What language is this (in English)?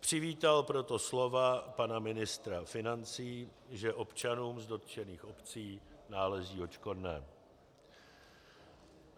Czech